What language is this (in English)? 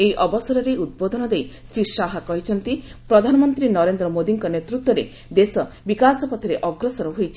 Odia